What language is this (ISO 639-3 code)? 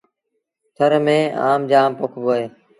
sbn